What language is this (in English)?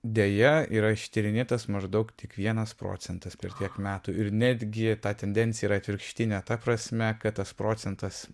Lithuanian